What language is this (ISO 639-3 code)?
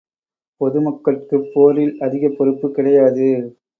tam